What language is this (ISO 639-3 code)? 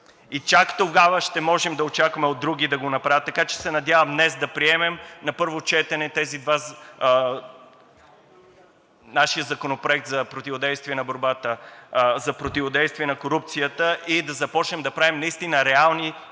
bul